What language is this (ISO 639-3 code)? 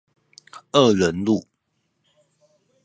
zho